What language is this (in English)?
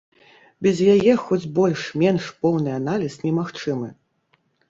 Belarusian